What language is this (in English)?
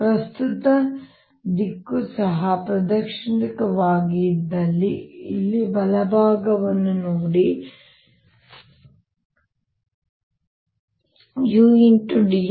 Kannada